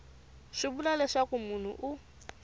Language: Tsonga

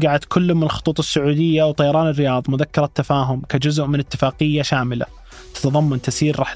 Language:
Arabic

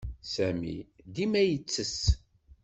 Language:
Kabyle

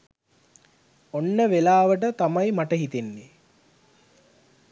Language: Sinhala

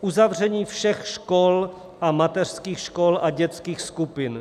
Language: Czech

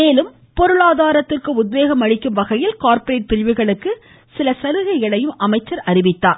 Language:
Tamil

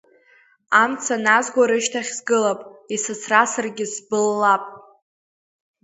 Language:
Abkhazian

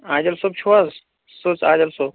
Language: Kashmiri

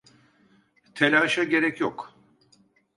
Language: Turkish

